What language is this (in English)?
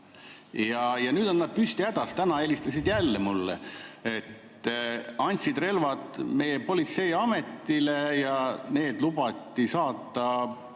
Estonian